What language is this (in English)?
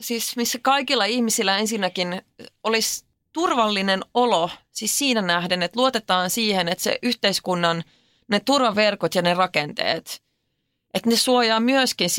Finnish